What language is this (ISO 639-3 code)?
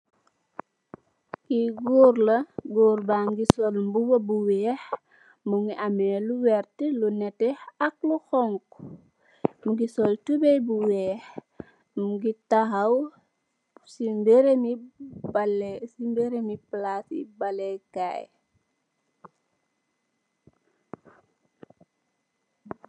wol